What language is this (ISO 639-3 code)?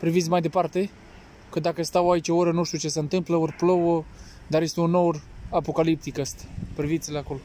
ron